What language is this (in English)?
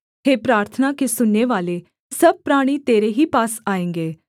Hindi